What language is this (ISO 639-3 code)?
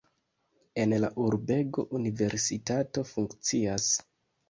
epo